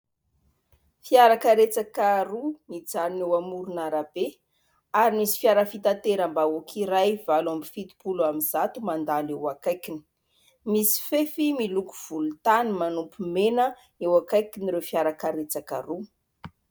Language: Malagasy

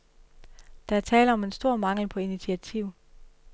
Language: Danish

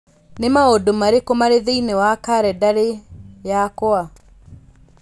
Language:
Kikuyu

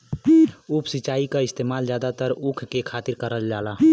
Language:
Bhojpuri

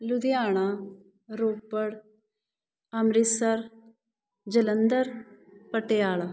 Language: Punjabi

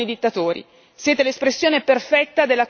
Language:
Italian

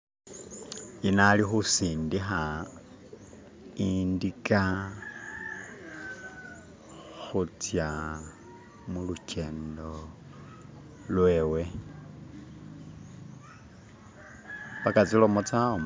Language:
Masaaba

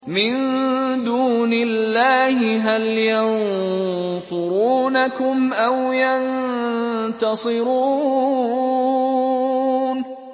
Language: Arabic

